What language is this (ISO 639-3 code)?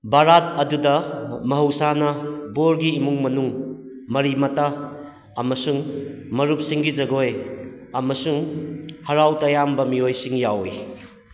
mni